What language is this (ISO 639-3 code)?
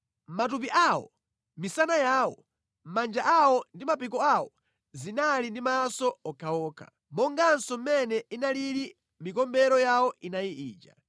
nya